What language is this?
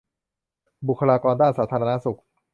Thai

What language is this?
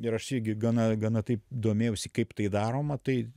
Lithuanian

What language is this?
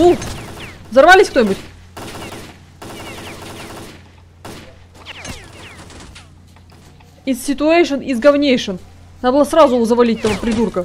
Russian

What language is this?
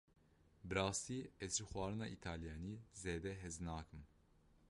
Kurdish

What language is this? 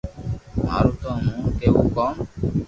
Loarki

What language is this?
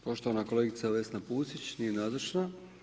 Croatian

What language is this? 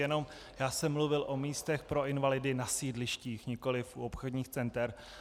Czech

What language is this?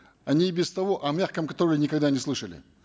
Kazakh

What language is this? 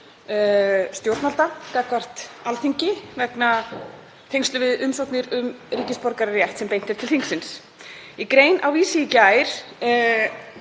Icelandic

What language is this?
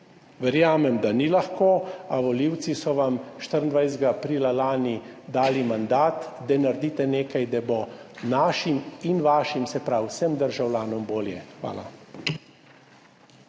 Slovenian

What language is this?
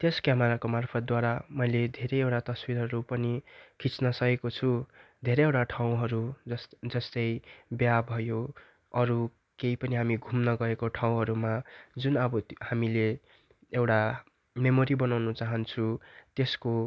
Nepali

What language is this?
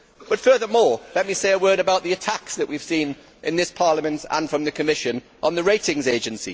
English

